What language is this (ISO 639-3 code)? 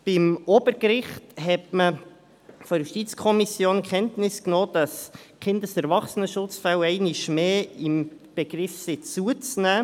gsw